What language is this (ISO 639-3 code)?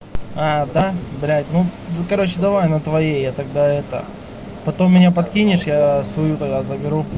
rus